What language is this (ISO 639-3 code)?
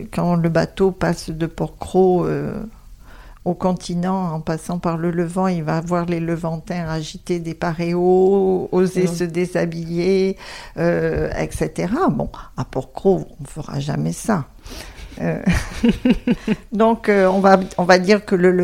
fra